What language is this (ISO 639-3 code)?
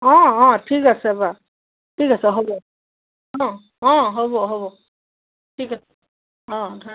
asm